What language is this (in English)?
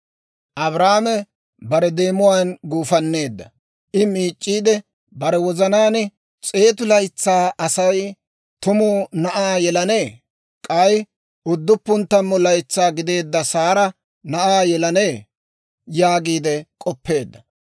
Dawro